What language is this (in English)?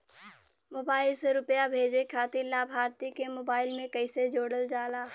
Bhojpuri